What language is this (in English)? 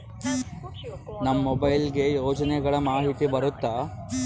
Kannada